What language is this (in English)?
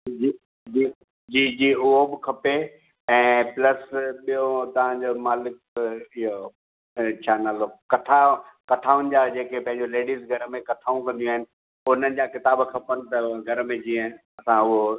Sindhi